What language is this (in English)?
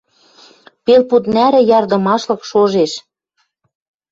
Western Mari